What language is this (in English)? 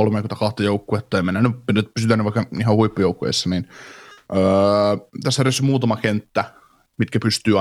Finnish